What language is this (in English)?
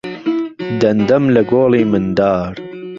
Central Kurdish